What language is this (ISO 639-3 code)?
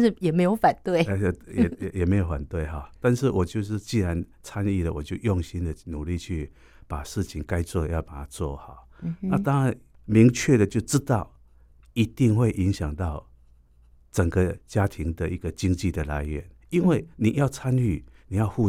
zho